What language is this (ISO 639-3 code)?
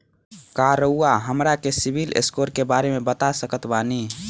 bho